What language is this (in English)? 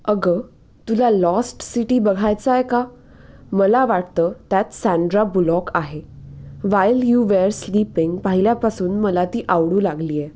Marathi